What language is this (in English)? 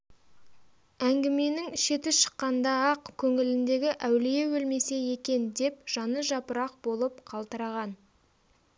Kazakh